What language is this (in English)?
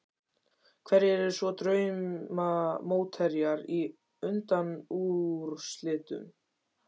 Icelandic